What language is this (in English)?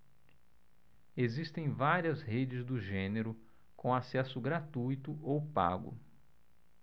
Portuguese